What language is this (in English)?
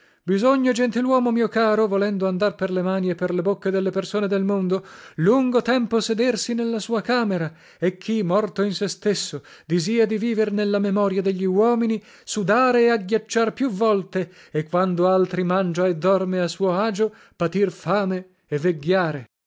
Italian